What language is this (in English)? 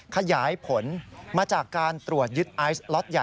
Thai